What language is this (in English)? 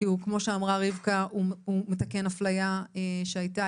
Hebrew